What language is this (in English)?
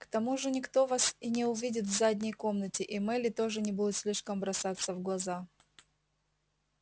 Russian